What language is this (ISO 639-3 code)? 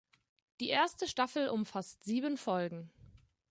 deu